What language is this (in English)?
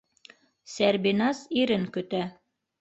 Bashkir